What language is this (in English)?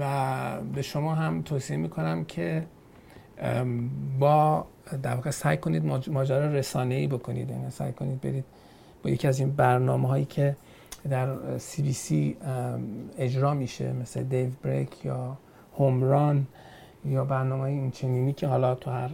Persian